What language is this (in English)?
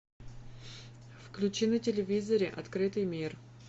Russian